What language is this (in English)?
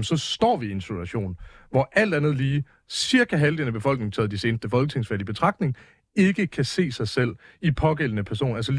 Danish